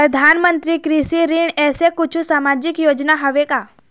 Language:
Chhattisgarhi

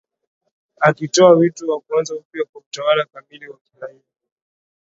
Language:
Swahili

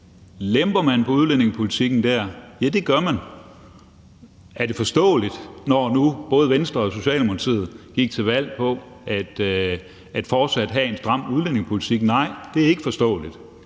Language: Danish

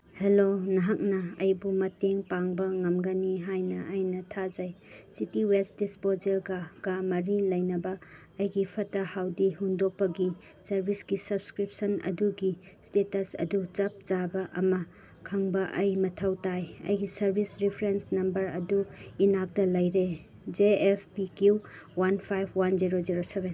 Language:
Manipuri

